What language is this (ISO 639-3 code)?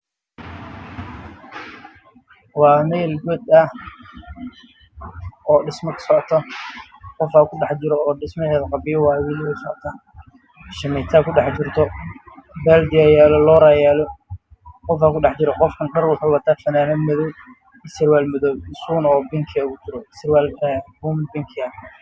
som